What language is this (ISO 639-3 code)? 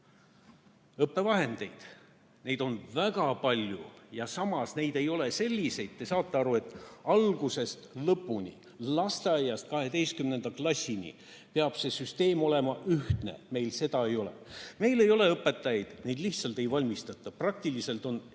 est